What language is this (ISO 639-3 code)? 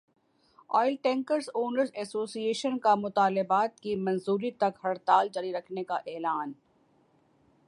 urd